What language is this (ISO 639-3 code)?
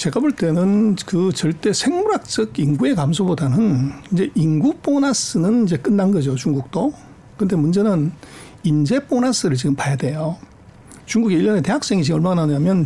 kor